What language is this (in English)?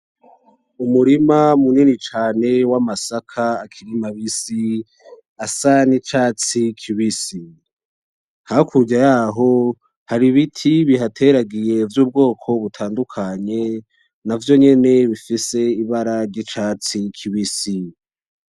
Rundi